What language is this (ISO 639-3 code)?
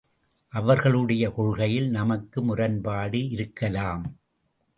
tam